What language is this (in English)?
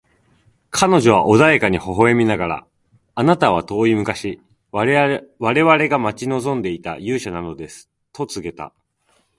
Japanese